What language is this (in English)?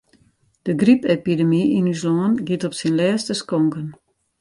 Western Frisian